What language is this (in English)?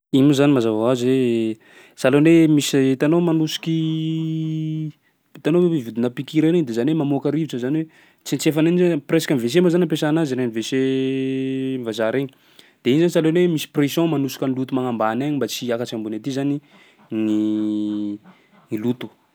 Sakalava Malagasy